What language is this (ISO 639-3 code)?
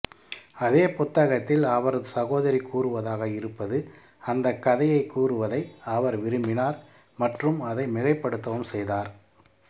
tam